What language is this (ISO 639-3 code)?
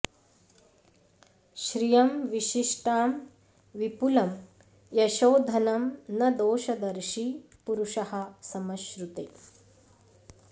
san